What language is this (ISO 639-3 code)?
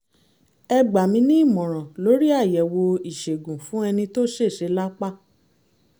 yor